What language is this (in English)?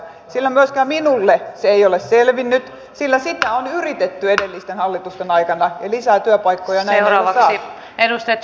Finnish